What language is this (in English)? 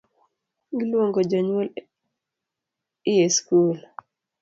Luo (Kenya and Tanzania)